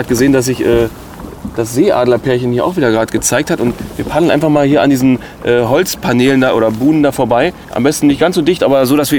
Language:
German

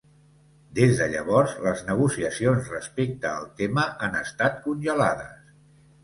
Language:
Catalan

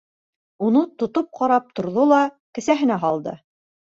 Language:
Bashkir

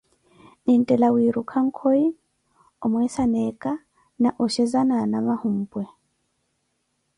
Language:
Koti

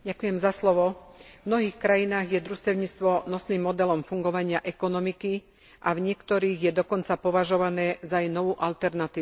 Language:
Slovak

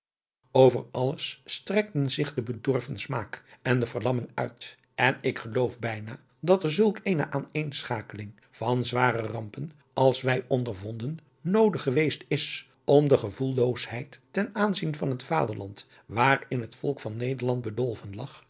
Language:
Dutch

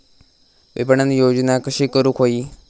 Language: Marathi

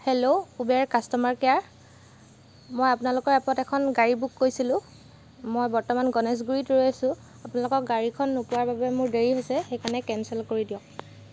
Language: Assamese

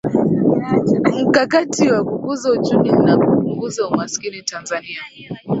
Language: Swahili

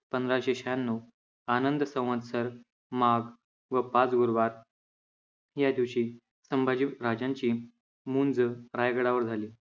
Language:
Marathi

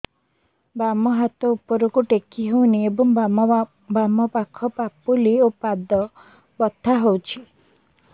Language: Odia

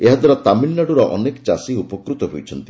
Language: Odia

